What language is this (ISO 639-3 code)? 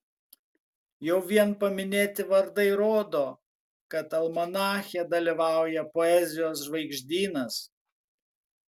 lit